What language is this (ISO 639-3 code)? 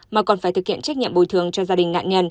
vie